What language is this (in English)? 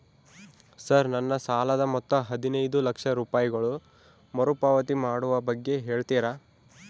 Kannada